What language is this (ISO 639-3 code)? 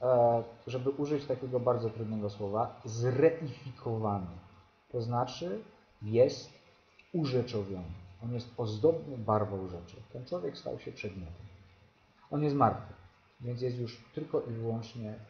pol